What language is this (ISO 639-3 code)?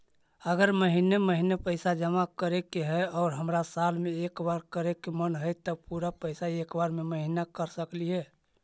mag